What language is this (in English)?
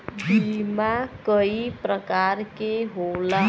Bhojpuri